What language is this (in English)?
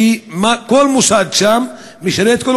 Hebrew